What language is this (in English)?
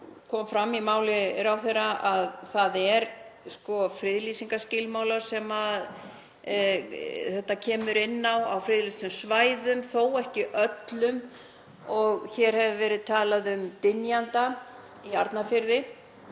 Icelandic